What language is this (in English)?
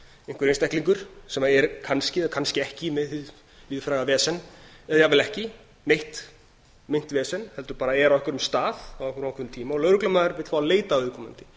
Icelandic